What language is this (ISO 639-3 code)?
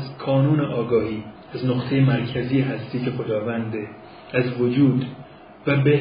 fas